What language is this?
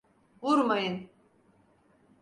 Turkish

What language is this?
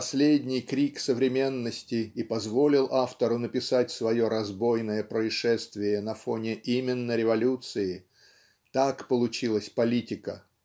Russian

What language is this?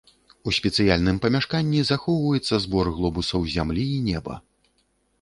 Belarusian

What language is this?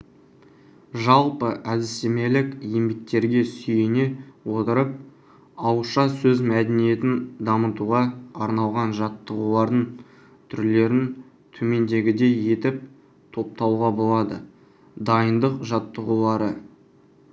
Kazakh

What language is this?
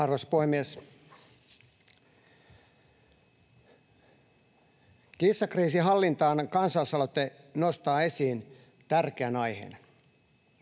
Finnish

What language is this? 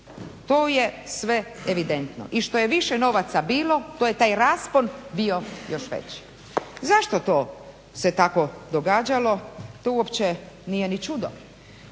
Croatian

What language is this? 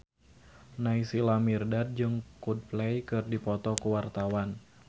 Sundanese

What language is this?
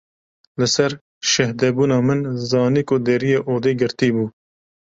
Kurdish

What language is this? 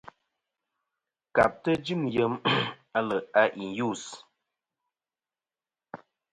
Kom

